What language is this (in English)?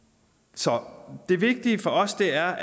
Danish